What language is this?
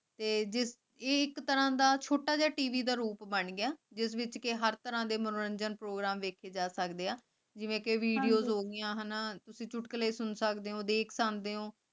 Punjabi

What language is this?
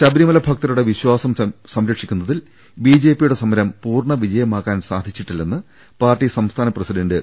Malayalam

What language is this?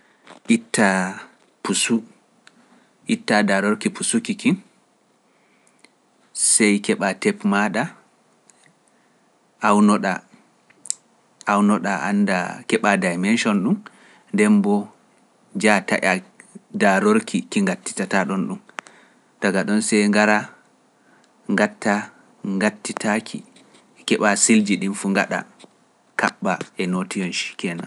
Pular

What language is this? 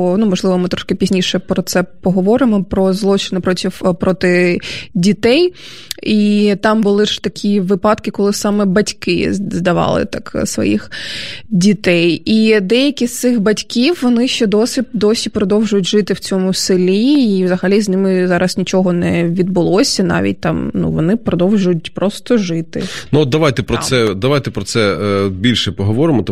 Ukrainian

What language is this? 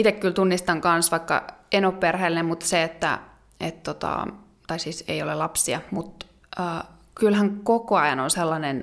Finnish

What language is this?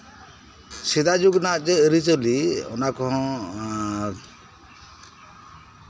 Santali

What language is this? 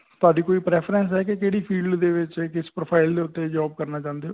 Punjabi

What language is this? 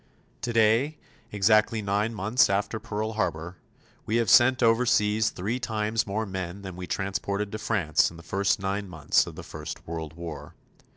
English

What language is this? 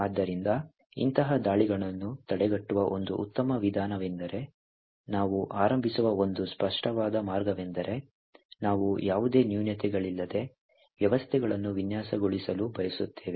Kannada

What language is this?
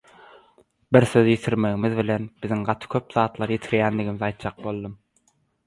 Turkmen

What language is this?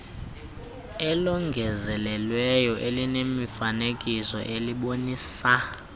Xhosa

